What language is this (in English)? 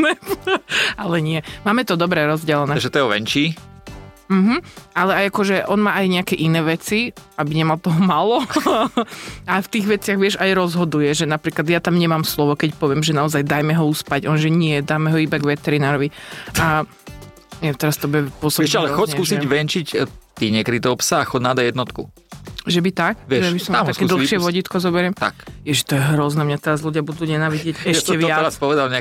Slovak